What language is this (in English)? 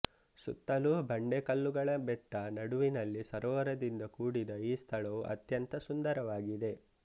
Kannada